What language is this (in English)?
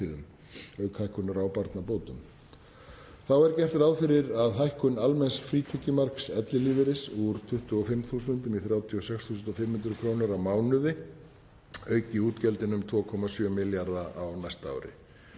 Icelandic